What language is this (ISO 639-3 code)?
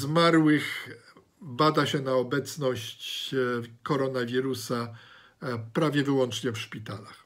pol